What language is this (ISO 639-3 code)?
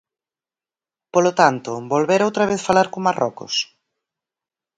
glg